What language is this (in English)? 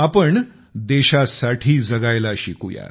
Marathi